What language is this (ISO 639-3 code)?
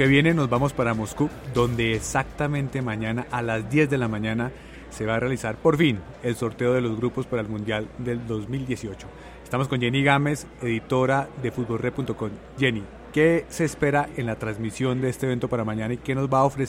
spa